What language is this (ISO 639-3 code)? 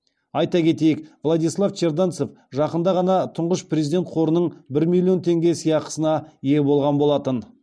kaz